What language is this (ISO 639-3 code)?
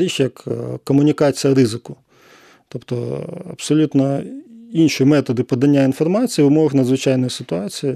ukr